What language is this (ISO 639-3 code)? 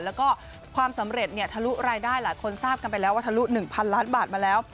tha